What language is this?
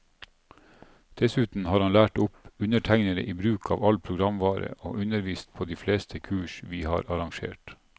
Norwegian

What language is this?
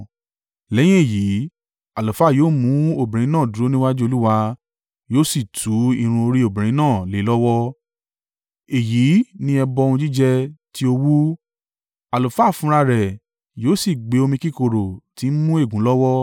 Yoruba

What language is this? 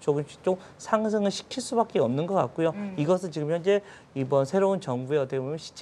Korean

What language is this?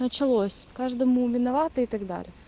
Russian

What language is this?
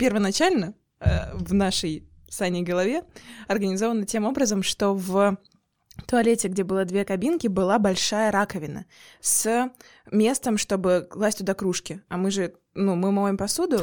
Russian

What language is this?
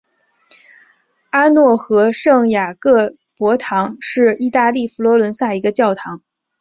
Chinese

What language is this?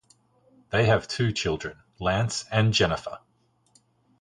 English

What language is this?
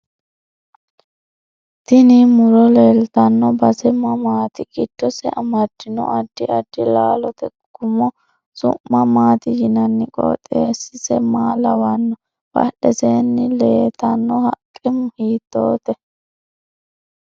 Sidamo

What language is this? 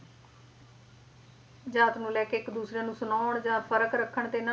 Punjabi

